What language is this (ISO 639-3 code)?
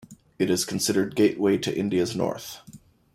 eng